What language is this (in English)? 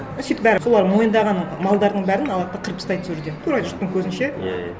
Kazakh